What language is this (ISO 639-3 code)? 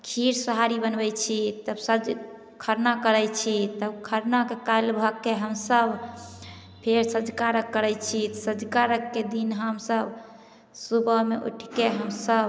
mai